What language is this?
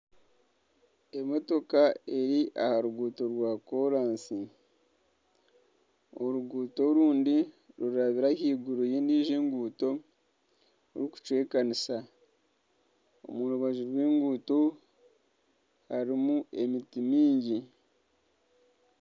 Nyankole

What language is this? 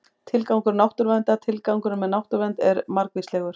Icelandic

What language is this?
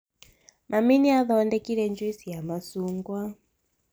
Kikuyu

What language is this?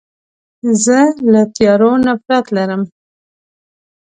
Pashto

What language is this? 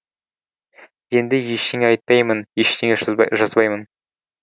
Kazakh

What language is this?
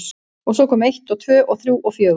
Icelandic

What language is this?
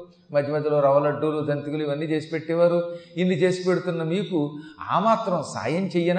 Telugu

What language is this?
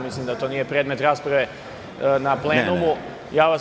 Serbian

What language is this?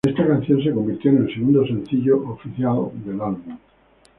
Spanish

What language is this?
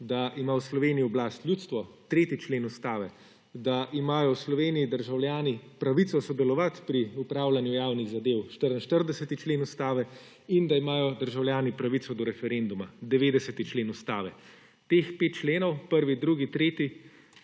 Slovenian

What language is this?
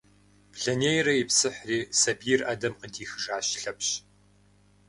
Kabardian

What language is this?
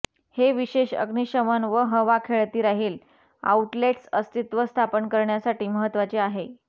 Marathi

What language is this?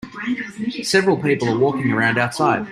English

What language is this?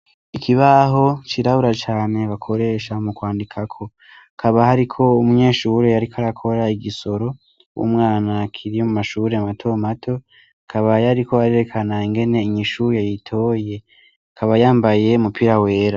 Rundi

